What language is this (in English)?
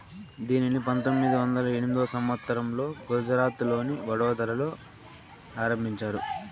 Telugu